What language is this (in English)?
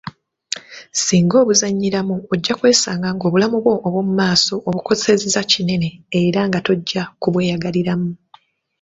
Ganda